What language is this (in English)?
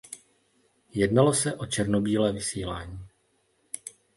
Czech